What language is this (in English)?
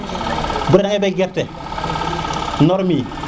Serer